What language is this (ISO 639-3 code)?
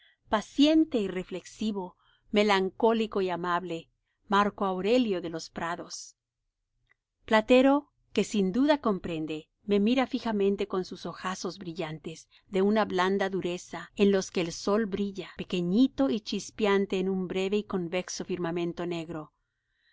spa